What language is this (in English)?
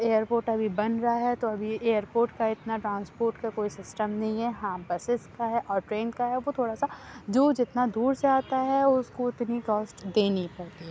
Urdu